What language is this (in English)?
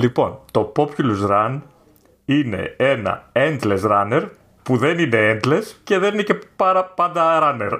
Greek